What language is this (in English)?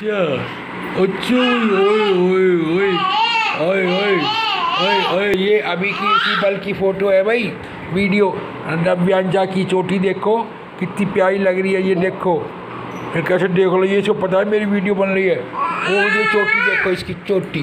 Indonesian